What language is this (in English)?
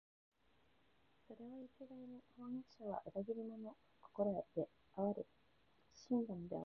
Japanese